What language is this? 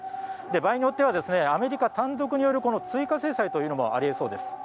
Japanese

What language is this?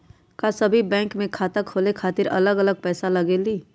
Magahi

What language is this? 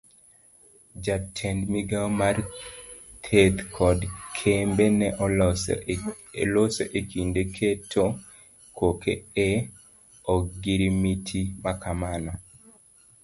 Luo (Kenya and Tanzania)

